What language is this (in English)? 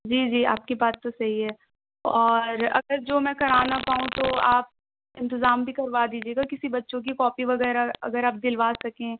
Urdu